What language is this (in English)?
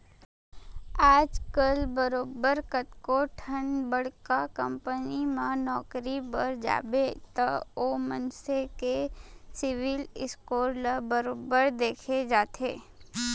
Chhattisgarhi